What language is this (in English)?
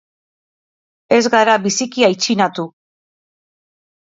Basque